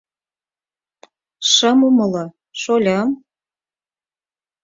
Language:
Mari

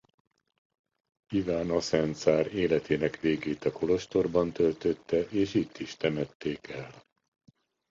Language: Hungarian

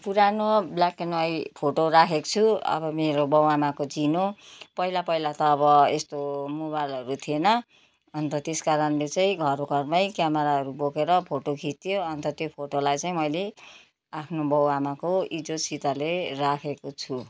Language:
Nepali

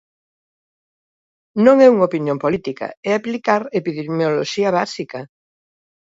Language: Galician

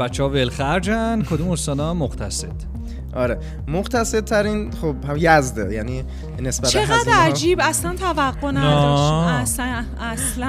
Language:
Persian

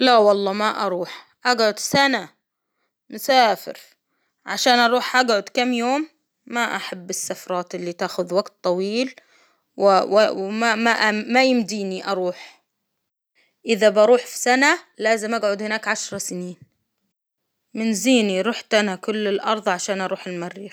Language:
Hijazi Arabic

